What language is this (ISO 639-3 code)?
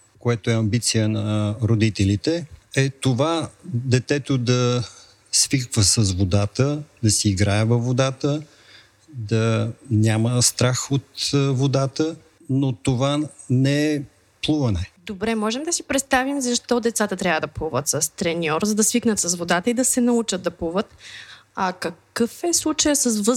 bul